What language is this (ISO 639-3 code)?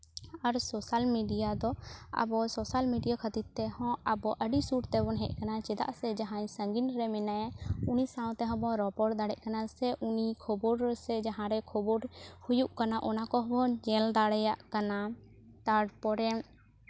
sat